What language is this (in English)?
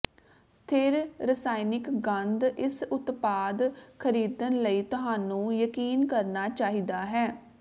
Punjabi